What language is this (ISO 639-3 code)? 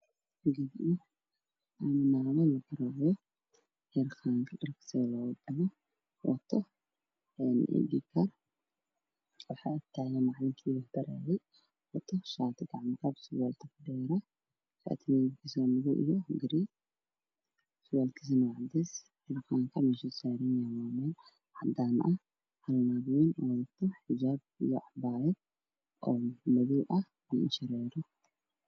som